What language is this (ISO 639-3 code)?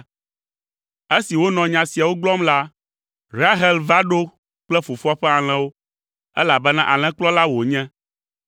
ewe